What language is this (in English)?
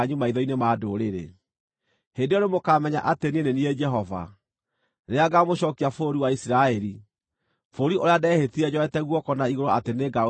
Kikuyu